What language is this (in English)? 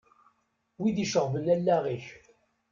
Kabyle